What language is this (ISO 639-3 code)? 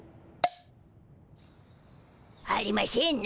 jpn